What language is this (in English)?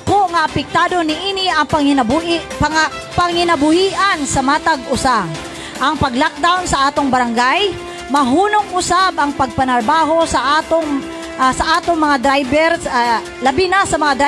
Filipino